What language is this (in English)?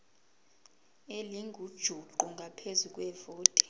Zulu